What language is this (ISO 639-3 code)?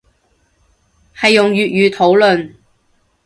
yue